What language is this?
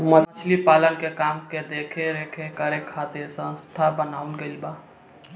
Bhojpuri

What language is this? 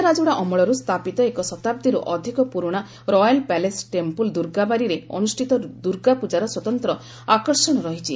Odia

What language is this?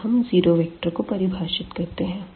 Hindi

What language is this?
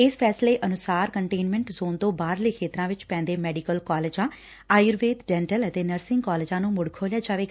Punjabi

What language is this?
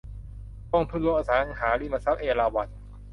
Thai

